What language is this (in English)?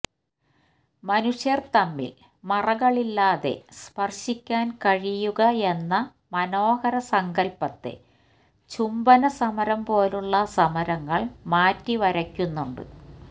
Malayalam